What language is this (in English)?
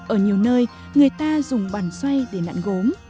Vietnamese